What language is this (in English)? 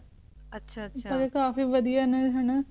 Punjabi